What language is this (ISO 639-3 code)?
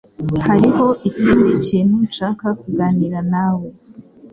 kin